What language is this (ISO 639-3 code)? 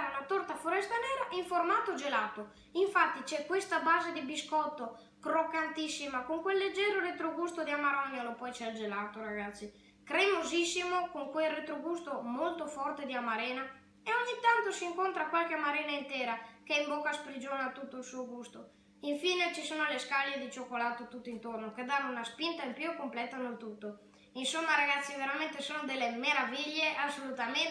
ita